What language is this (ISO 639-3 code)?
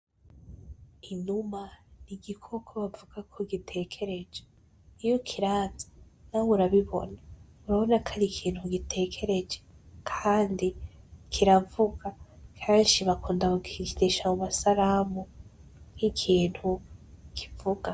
run